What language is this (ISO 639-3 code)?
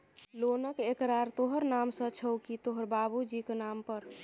mai